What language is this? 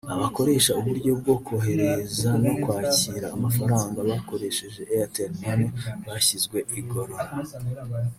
Kinyarwanda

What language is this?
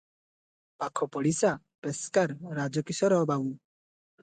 Odia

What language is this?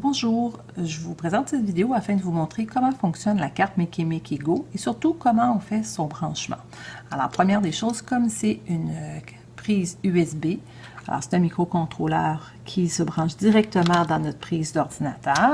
French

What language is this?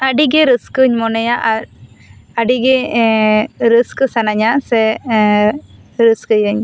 Santali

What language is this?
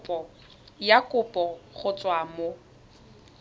Tswana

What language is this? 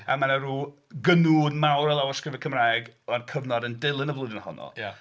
Welsh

